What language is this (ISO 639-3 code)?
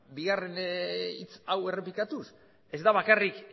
eus